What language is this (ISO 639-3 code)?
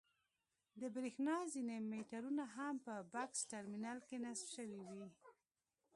pus